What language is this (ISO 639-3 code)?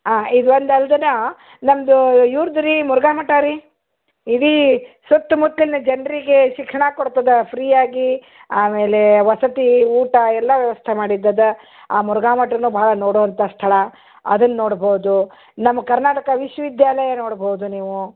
kan